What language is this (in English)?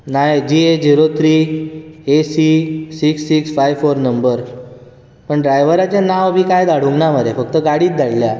Konkani